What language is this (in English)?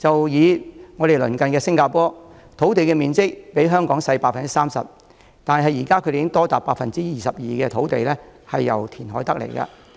Cantonese